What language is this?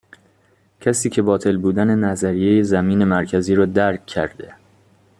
Persian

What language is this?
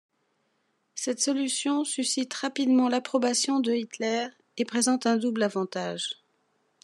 French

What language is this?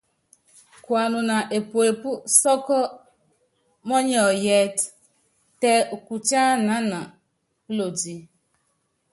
Yangben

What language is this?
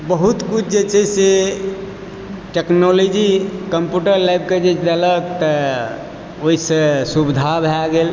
Maithili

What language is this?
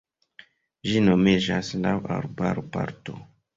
Esperanto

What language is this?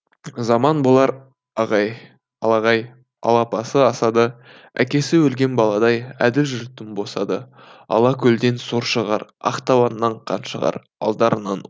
Kazakh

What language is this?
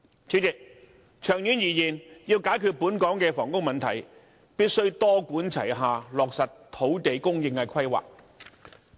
Cantonese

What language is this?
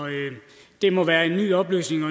Danish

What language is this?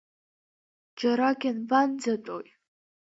Abkhazian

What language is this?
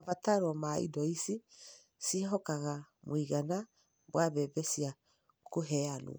Kikuyu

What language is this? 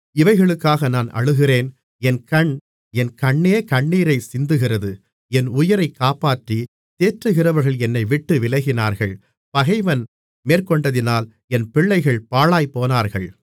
Tamil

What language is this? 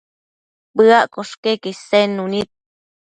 Matsés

